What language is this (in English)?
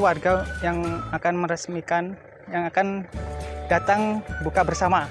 Indonesian